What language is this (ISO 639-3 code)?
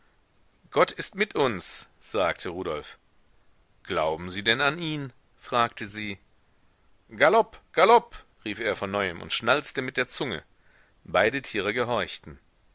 deu